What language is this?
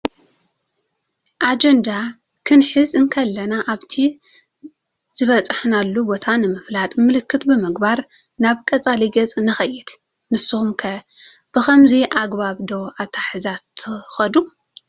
Tigrinya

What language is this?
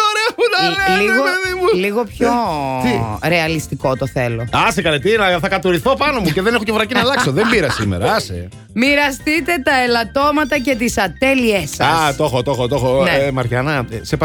Greek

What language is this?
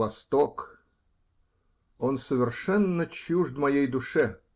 Russian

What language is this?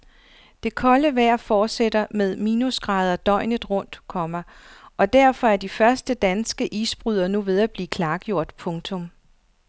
Danish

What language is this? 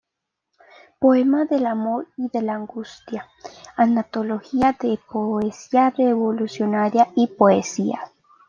Spanish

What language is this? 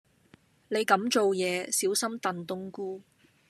Cantonese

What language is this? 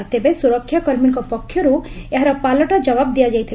Odia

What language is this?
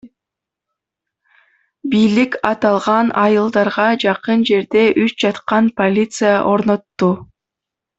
Kyrgyz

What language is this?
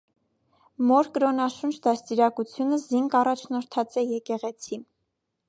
Armenian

